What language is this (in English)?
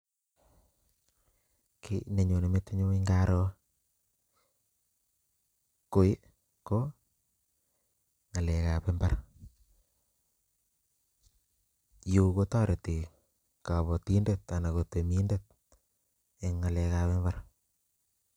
Kalenjin